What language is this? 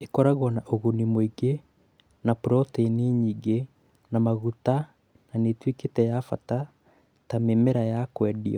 Kikuyu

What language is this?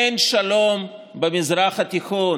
Hebrew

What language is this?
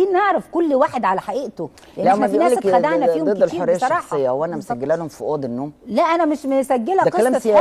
Arabic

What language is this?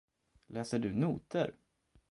Swedish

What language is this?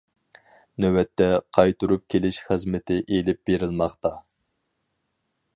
Uyghur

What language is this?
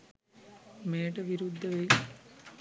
Sinhala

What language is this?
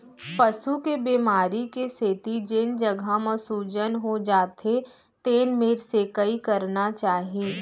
Chhattisgarhi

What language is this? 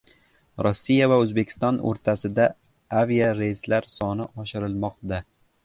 Uzbek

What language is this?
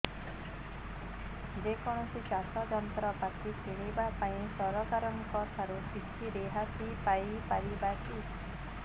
Odia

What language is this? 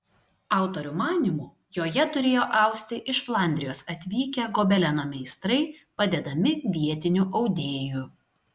Lithuanian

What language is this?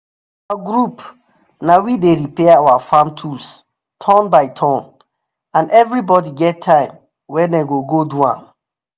Nigerian Pidgin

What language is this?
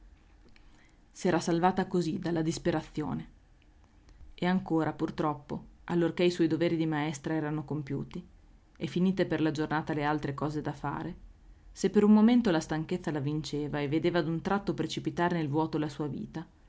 Italian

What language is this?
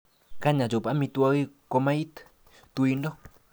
Kalenjin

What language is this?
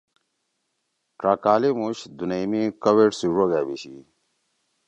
Torwali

